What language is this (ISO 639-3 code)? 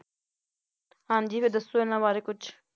pan